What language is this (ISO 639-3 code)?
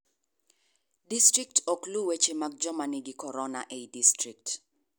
luo